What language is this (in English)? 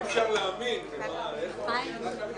Hebrew